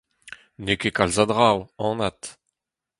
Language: Breton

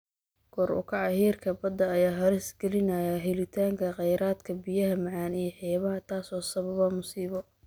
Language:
Somali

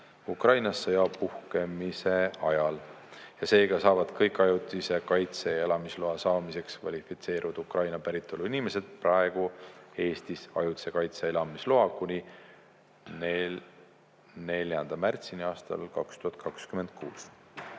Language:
Estonian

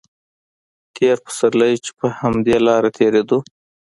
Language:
Pashto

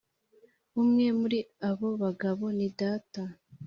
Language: Kinyarwanda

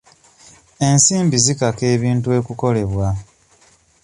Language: Ganda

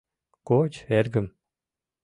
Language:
Mari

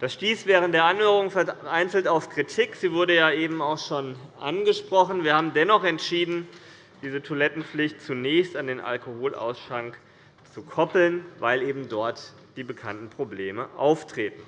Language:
German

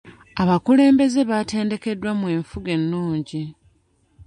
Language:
Ganda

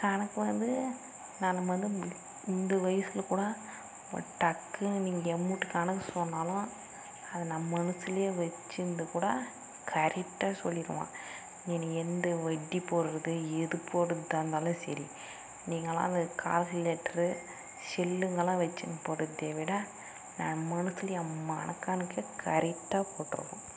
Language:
Tamil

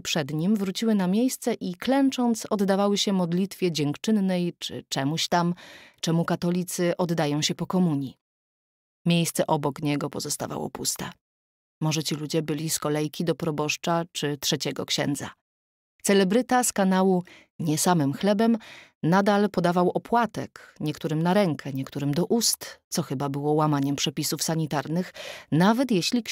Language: Polish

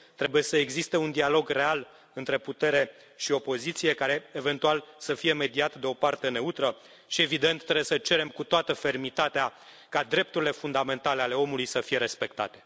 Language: Romanian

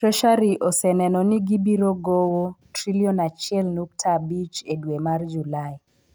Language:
Luo (Kenya and Tanzania)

